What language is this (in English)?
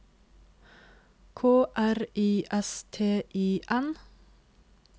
Norwegian